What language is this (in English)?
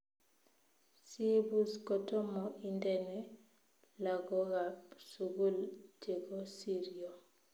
Kalenjin